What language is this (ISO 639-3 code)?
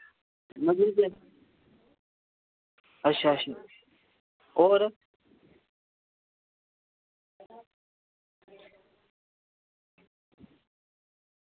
doi